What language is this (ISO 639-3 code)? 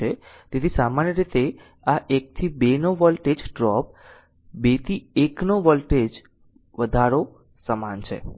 guj